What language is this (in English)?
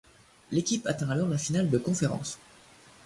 French